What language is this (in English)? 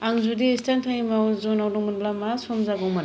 Bodo